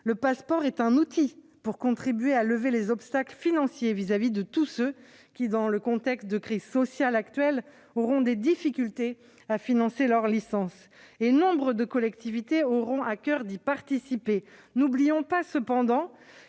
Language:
French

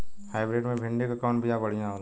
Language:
Bhojpuri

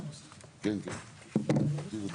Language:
Hebrew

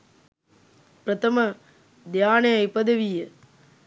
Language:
Sinhala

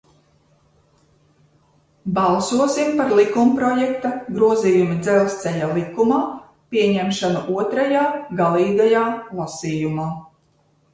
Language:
Latvian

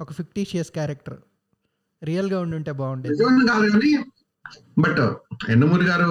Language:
Telugu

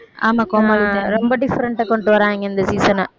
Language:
Tamil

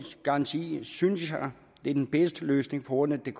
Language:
Danish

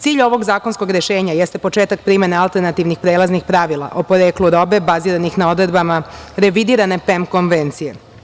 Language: Serbian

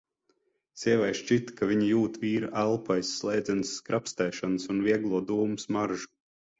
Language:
Latvian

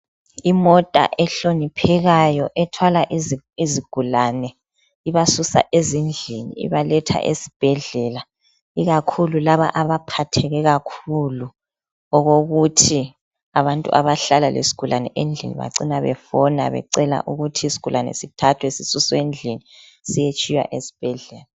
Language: North Ndebele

